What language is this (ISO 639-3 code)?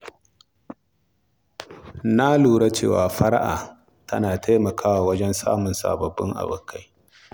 hau